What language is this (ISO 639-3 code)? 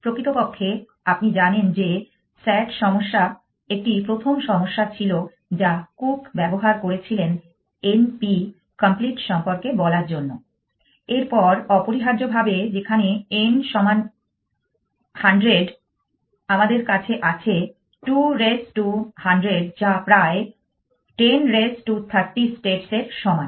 ben